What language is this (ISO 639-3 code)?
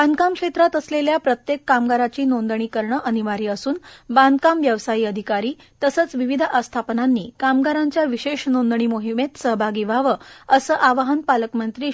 mar